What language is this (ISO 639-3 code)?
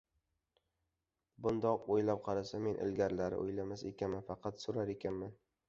uzb